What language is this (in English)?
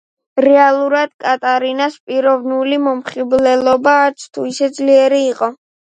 Georgian